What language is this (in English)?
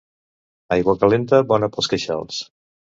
Catalan